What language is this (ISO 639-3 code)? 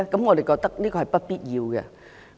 yue